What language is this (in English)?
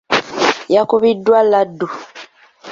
Ganda